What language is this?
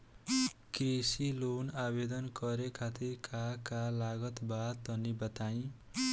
Bhojpuri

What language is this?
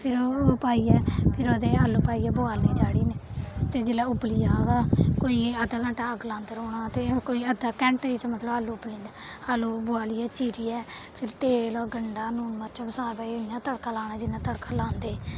Dogri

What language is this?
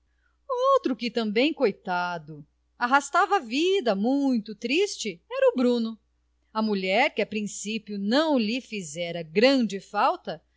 Portuguese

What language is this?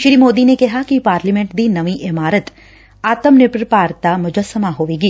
Punjabi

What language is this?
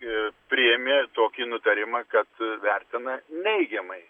Lithuanian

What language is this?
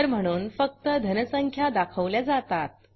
Marathi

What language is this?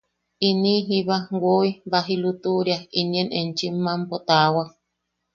Yaqui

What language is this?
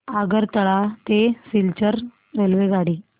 Marathi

